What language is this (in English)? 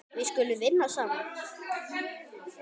Icelandic